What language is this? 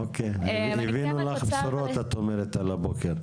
Hebrew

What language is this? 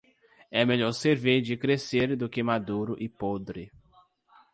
Portuguese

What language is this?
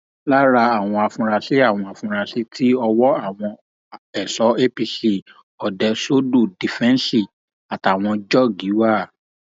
Yoruba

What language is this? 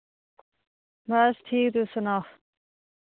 Dogri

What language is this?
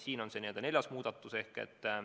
Estonian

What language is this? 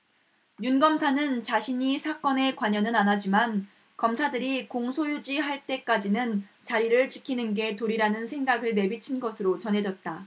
Korean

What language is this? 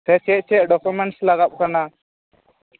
Santali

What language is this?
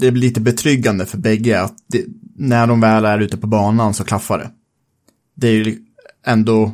Swedish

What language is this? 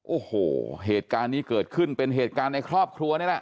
Thai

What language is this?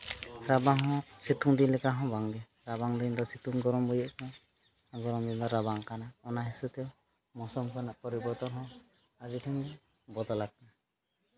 Santali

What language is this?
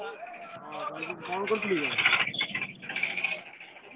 Odia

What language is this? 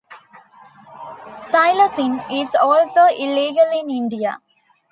English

